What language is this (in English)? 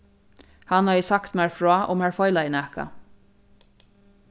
Faroese